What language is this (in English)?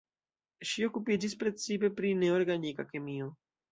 Esperanto